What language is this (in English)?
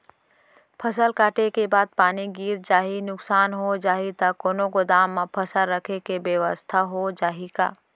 Chhattisgarhi